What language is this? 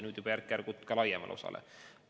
Estonian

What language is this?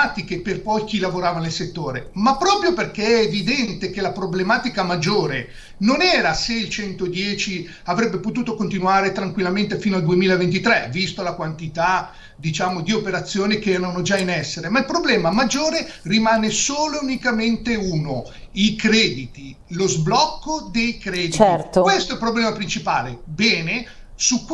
Italian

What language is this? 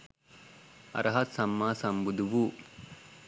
Sinhala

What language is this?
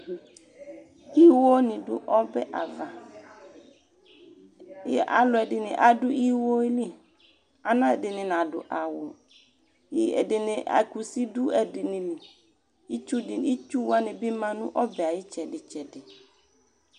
Ikposo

